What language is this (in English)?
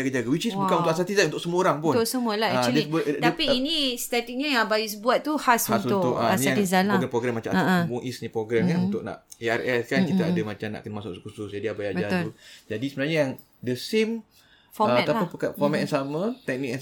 Malay